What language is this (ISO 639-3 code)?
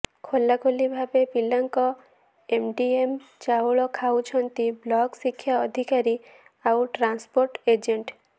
ori